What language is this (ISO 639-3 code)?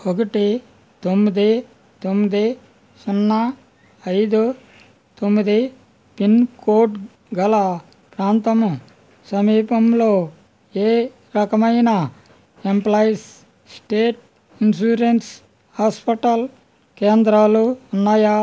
tel